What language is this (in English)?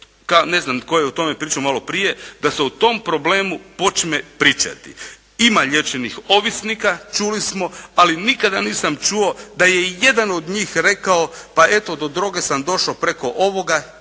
Croatian